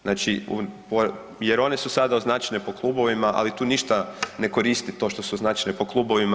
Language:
Croatian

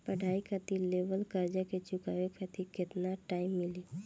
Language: Bhojpuri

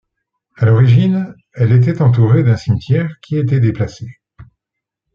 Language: French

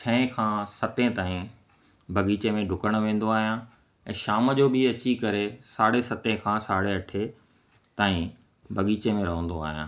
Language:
Sindhi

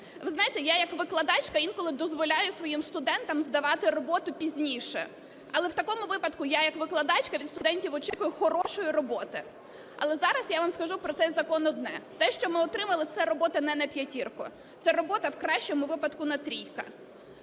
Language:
Ukrainian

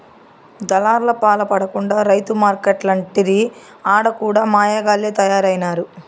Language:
Telugu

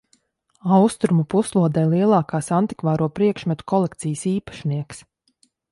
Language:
Latvian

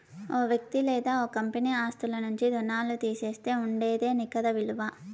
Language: Telugu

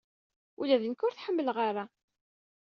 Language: Kabyle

